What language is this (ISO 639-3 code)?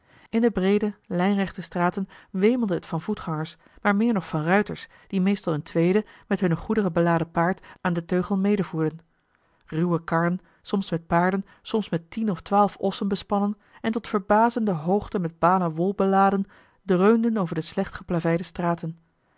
nld